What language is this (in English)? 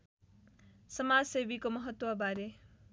Nepali